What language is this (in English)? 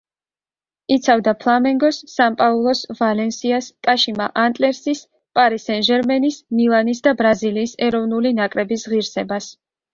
Georgian